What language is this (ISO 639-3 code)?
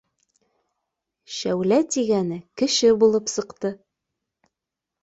bak